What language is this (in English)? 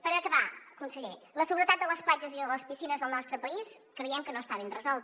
Catalan